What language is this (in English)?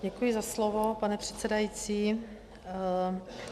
Czech